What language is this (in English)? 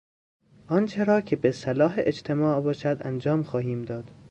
Persian